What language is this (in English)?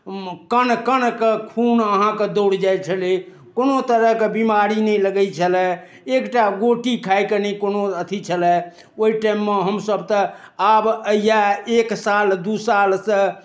Maithili